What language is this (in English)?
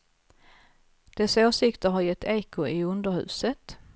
Swedish